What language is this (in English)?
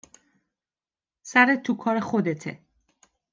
Persian